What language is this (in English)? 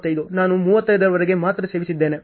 Kannada